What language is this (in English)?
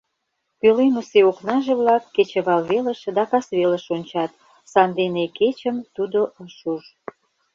Mari